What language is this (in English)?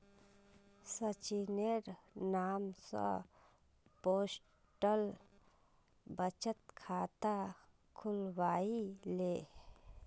Magahi